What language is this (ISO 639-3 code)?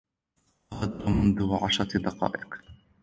ara